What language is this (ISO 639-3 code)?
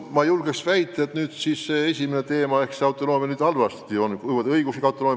est